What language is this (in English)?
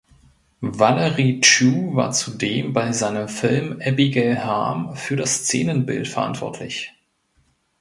German